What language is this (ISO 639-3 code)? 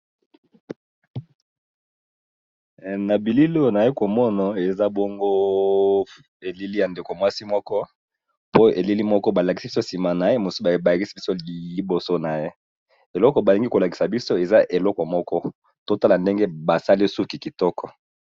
lin